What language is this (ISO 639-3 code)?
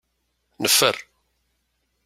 kab